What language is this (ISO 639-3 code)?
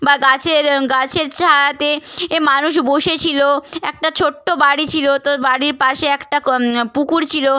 ben